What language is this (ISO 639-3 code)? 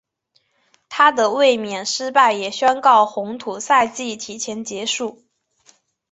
zho